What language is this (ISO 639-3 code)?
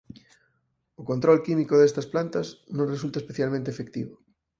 glg